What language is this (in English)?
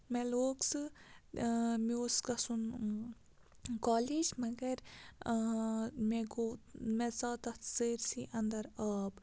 Kashmiri